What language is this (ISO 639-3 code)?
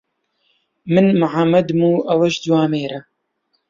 ckb